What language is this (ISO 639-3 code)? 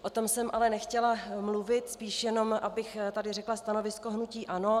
ces